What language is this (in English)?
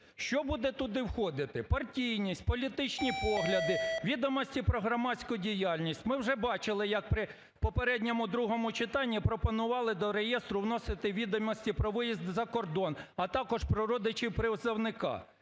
Ukrainian